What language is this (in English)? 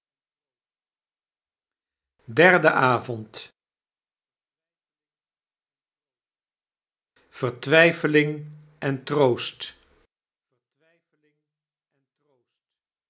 Dutch